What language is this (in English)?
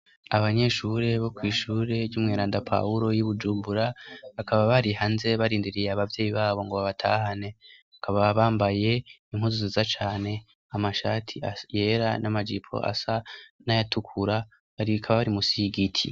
Rundi